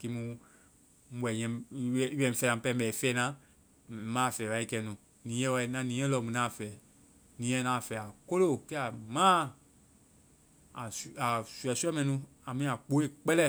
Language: Vai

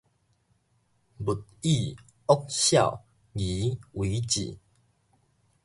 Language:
Min Nan Chinese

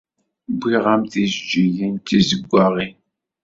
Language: Kabyle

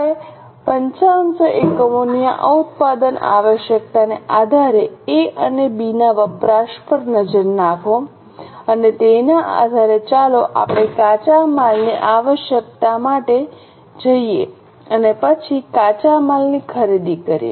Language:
Gujarati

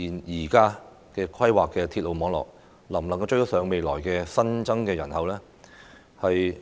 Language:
Cantonese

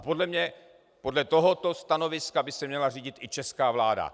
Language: Czech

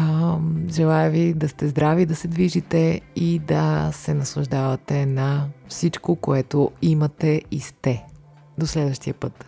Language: Bulgarian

